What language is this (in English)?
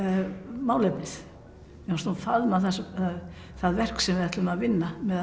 Icelandic